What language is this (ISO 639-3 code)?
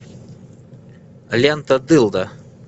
rus